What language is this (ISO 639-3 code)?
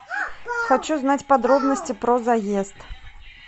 rus